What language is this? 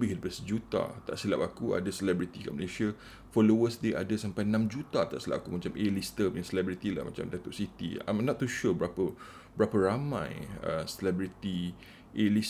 Malay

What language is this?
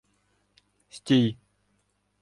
Ukrainian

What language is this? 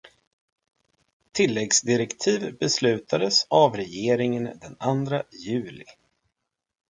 Swedish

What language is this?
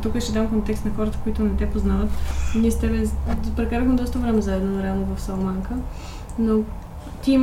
Bulgarian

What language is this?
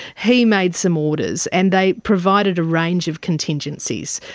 English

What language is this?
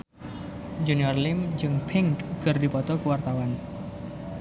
Sundanese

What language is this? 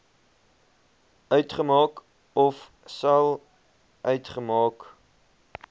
Afrikaans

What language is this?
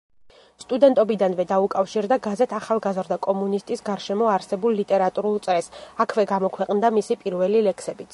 Georgian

